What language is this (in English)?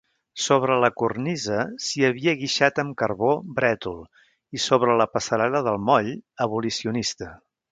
Catalan